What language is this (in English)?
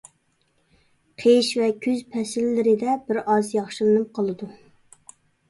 Uyghur